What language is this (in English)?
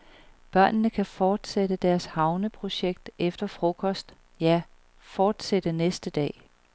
Danish